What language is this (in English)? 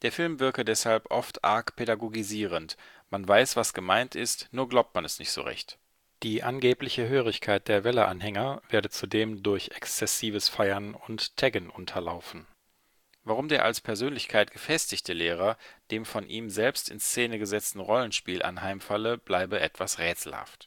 German